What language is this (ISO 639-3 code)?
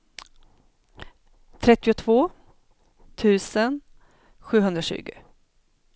swe